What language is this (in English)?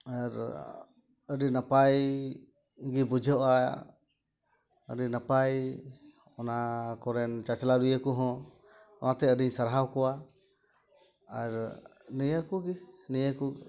Santali